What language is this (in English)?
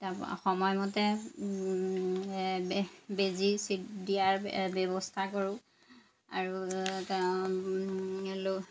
Assamese